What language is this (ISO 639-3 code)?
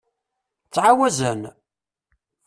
kab